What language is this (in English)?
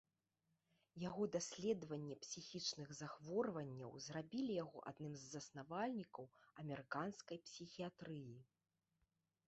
Belarusian